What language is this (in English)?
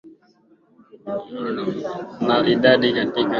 Swahili